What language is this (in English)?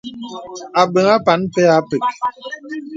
Bebele